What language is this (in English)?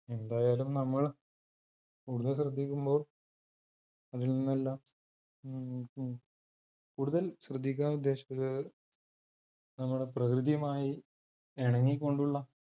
Malayalam